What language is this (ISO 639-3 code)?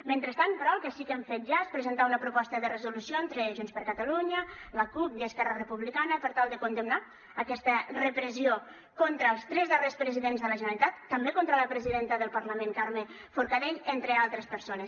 cat